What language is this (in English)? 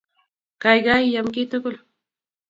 Kalenjin